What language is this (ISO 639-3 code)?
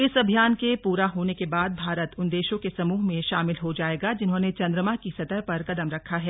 hin